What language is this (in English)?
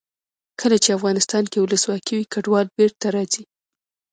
Pashto